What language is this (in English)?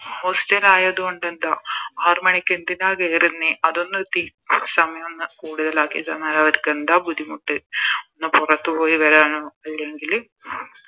Malayalam